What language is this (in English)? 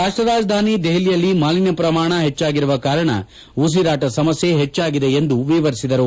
Kannada